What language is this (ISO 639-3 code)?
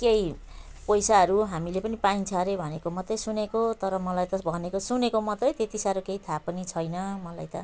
nep